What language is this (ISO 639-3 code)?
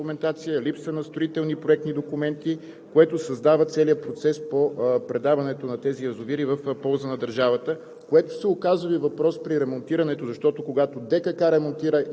bul